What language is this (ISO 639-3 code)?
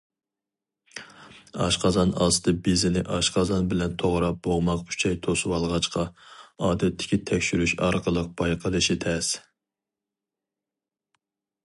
uig